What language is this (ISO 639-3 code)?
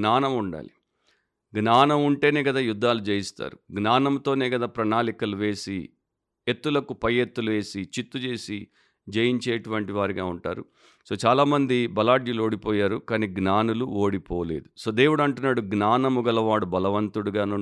tel